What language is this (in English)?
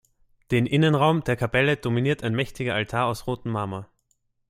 German